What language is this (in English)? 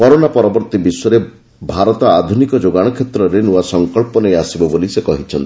Odia